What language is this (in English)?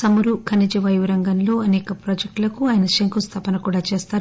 Telugu